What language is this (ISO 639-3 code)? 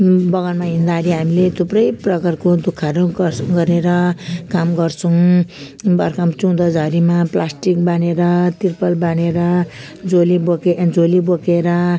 nep